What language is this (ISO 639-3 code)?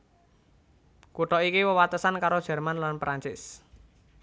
jav